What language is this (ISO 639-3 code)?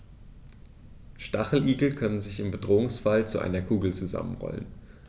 deu